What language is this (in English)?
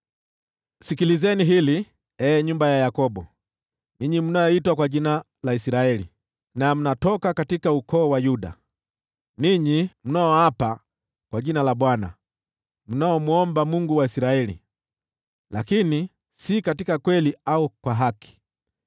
Swahili